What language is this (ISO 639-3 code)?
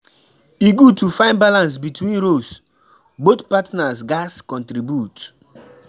pcm